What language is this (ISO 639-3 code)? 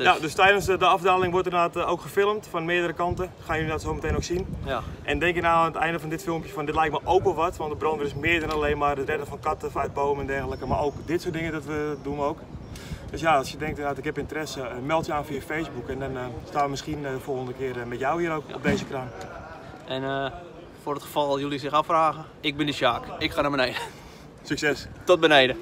nld